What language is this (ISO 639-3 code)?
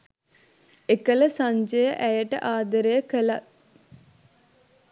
sin